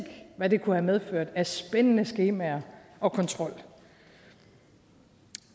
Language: Danish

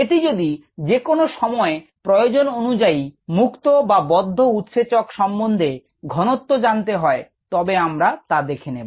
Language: Bangla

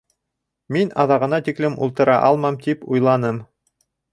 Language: Bashkir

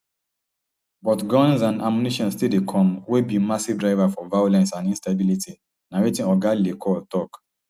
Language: Nigerian Pidgin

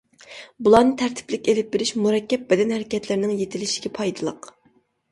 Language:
Uyghur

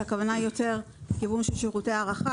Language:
Hebrew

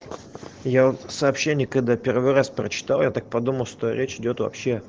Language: Russian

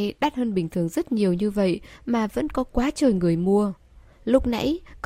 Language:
Vietnamese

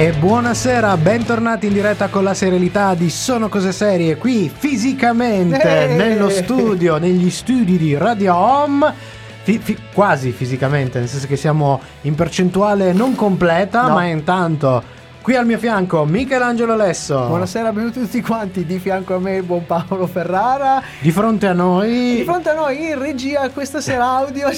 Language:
Italian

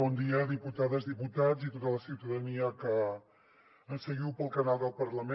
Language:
Catalan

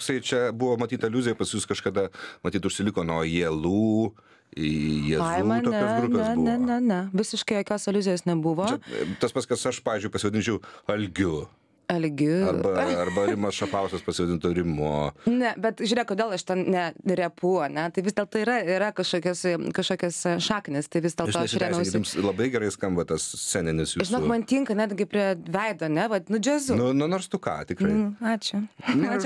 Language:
Lithuanian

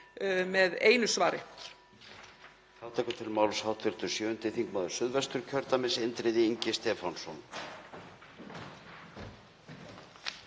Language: Icelandic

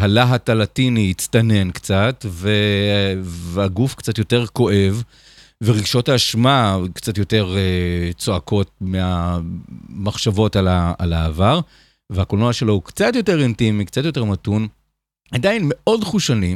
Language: Hebrew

